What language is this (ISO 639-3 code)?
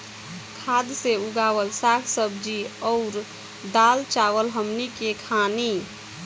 bho